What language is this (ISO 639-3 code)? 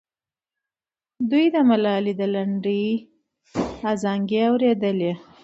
pus